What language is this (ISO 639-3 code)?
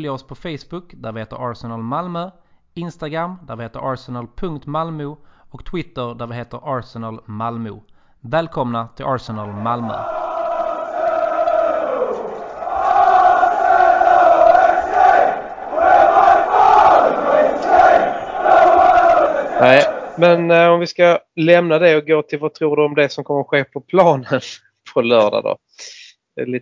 swe